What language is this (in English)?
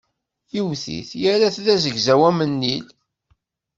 Kabyle